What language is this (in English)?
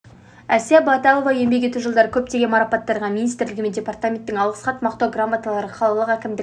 Kazakh